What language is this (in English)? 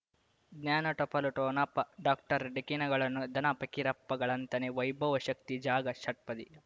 Kannada